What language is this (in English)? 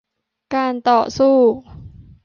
Thai